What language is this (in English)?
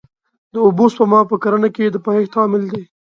Pashto